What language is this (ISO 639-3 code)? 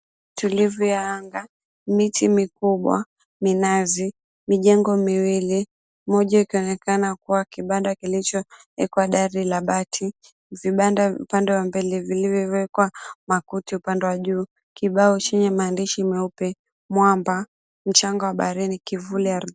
swa